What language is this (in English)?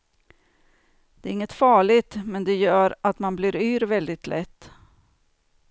Swedish